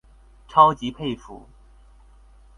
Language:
Chinese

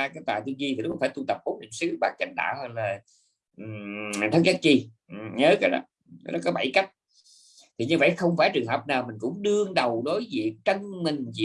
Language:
Vietnamese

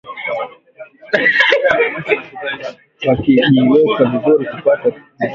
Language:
Swahili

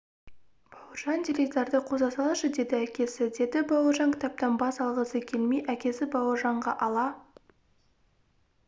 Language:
Kazakh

